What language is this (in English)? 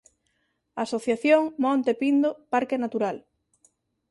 Galician